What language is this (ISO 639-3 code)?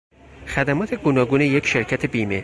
fas